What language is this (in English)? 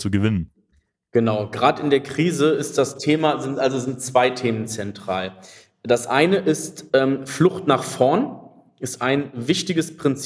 German